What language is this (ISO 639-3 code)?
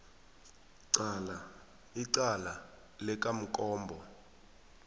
nbl